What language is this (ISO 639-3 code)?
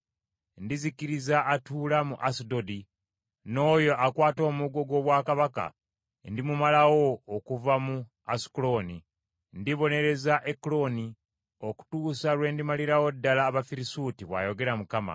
lug